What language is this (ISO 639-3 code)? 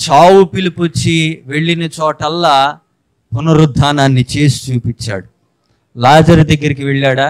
kor